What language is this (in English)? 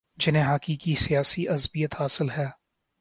Urdu